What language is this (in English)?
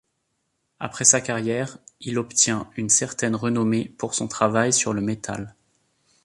French